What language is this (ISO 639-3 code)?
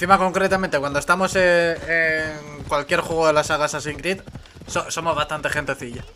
spa